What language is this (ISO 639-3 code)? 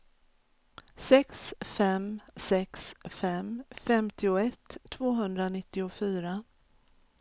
swe